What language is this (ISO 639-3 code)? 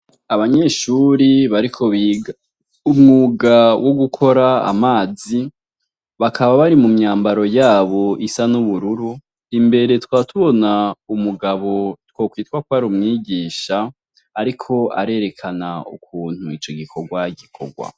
run